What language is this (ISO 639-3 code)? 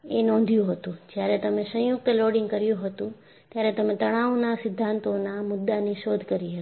guj